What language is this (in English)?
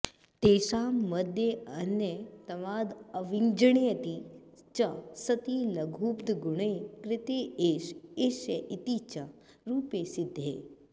Sanskrit